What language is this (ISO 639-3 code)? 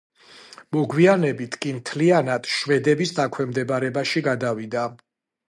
kat